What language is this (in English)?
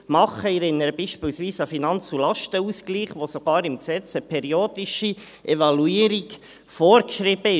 Swiss German